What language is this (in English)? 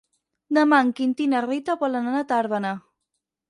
Catalan